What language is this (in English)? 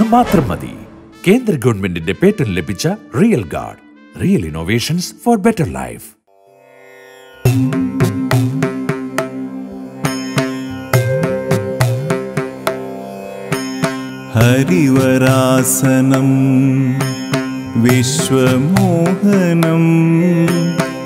Arabic